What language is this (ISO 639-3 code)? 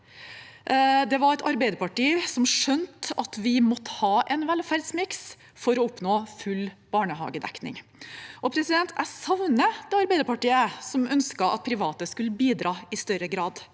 nor